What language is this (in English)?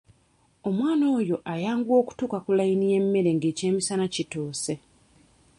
Ganda